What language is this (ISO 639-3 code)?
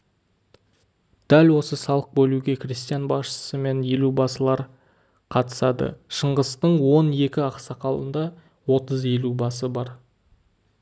kaz